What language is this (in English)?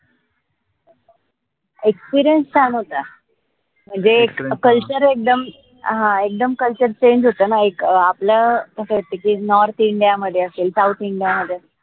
Marathi